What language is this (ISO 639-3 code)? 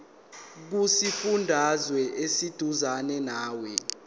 zul